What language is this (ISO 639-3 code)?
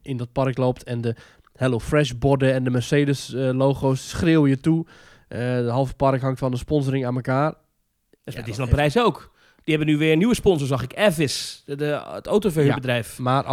nld